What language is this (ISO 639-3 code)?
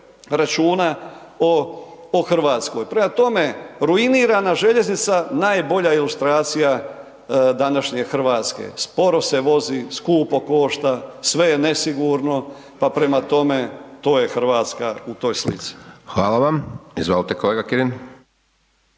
hrv